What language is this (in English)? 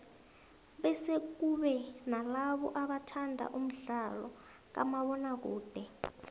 South Ndebele